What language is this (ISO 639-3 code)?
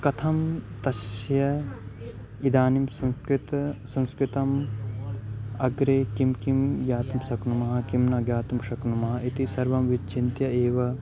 san